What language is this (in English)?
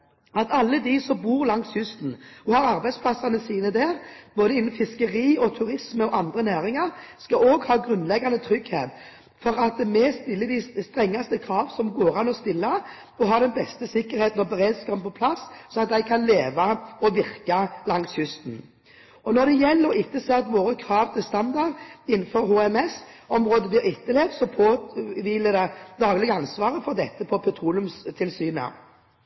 Norwegian Bokmål